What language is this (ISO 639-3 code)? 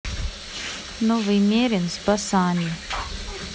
rus